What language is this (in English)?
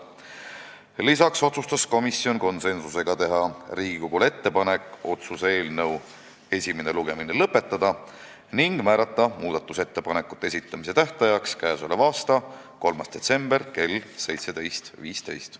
Estonian